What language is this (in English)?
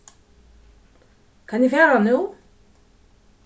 Faroese